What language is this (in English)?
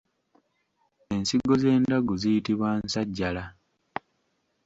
Ganda